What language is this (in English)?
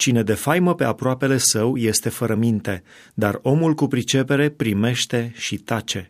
Romanian